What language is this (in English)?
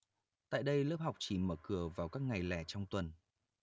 Vietnamese